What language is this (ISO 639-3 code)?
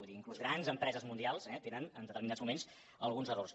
cat